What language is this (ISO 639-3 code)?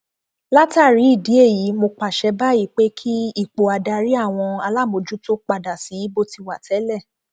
yor